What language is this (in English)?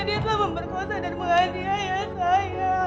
Indonesian